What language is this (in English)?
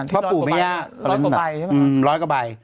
Thai